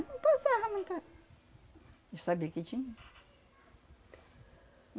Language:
Portuguese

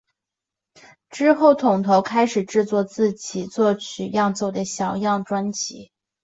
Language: Chinese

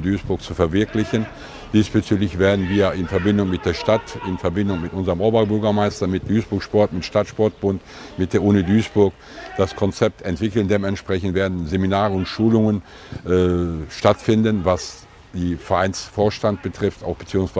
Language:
German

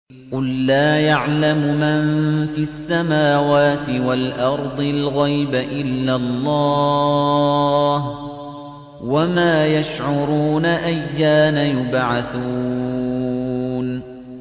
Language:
Arabic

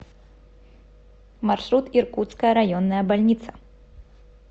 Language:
Russian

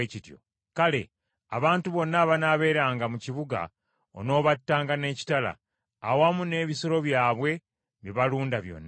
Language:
Ganda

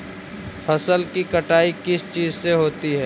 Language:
Magahi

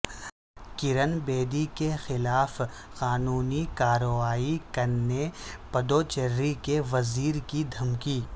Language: Urdu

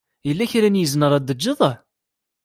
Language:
Kabyle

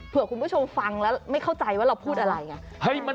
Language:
Thai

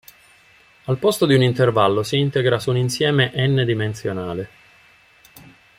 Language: Italian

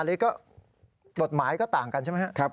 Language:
Thai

